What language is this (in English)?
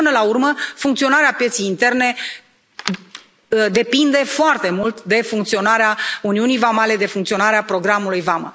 Romanian